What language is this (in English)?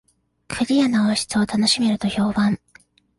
Japanese